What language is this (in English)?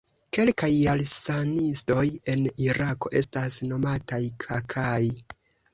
Esperanto